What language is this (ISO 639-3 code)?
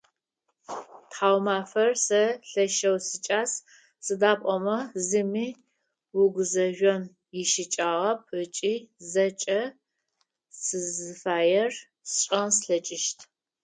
ady